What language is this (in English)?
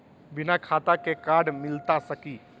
Magahi